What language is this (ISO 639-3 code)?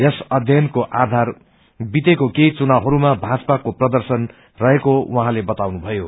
nep